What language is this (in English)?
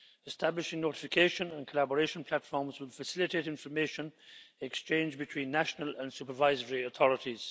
English